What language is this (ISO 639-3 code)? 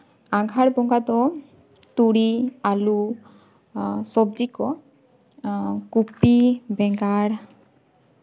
sat